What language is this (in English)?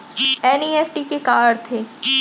Chhattisgarhi